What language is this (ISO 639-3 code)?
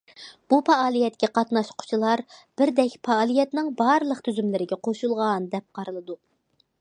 uig